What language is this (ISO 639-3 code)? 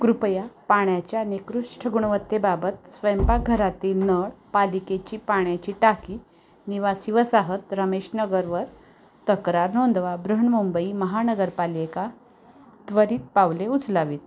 mar